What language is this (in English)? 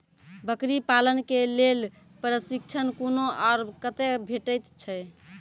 Maithili